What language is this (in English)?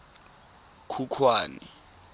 Tswana